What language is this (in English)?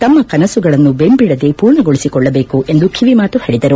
Kannada